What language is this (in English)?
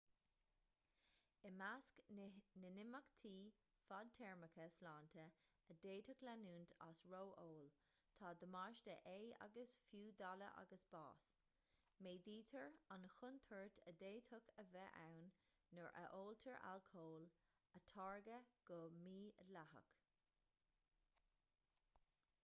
Irish